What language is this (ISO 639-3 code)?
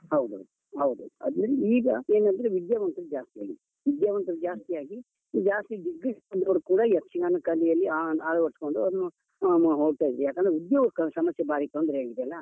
kan